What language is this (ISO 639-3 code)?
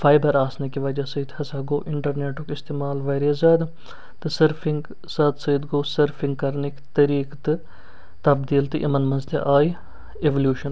kas